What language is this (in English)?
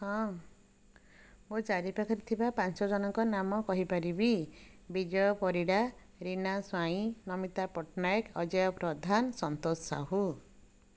Odia